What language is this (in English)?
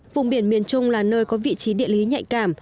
Vietnamese